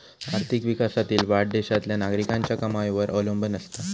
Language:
Marathi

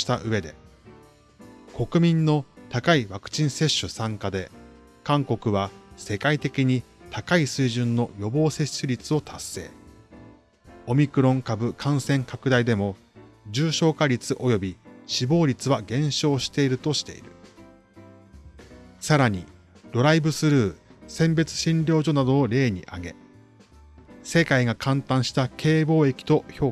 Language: Japanese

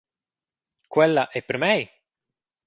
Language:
Romansh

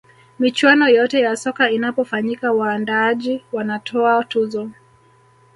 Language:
Swahili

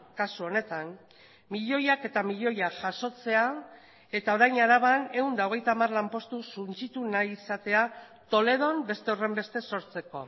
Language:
Basque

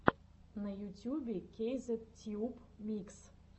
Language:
Russian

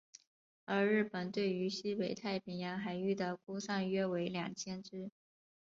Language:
Chinese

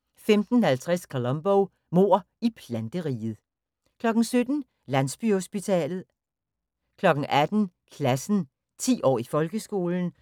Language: Danish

